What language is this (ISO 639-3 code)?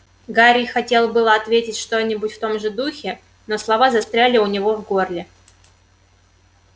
rus